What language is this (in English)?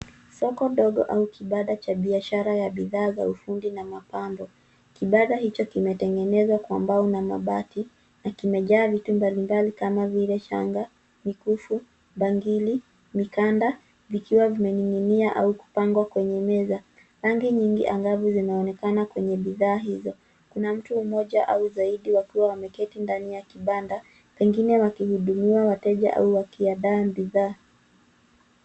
Swahili